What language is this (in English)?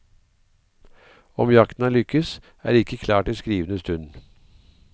Norwegian